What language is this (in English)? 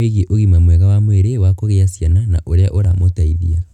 Kikuyu